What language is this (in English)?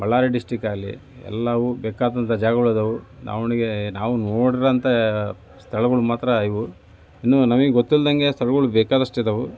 Kannada